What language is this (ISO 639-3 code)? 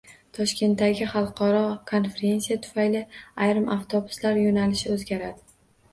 uzb